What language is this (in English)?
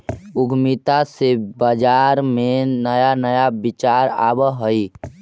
Magahi